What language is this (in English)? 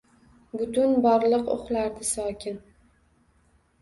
Uzbek